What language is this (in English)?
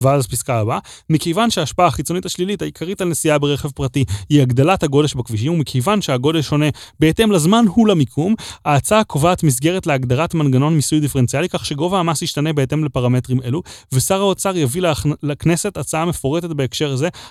Hebrew